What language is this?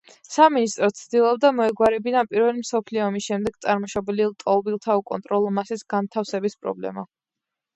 Georgian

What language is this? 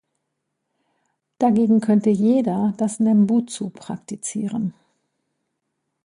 German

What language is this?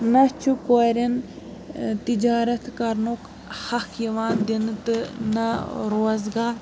Kashmiri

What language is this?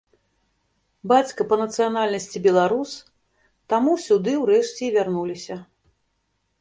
Belarusian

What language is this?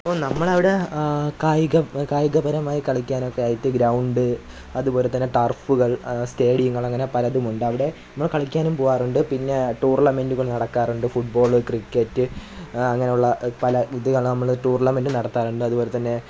Malayalam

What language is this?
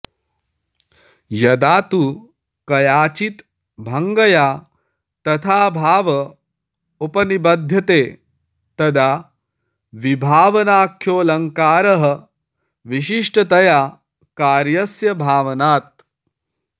Sanskrit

